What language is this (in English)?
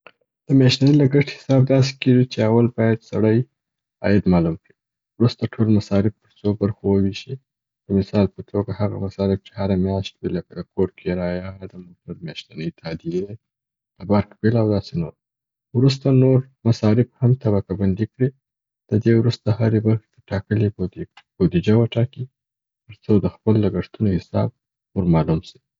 Southern Pashto